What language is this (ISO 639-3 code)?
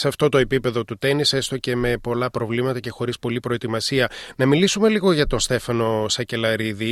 ell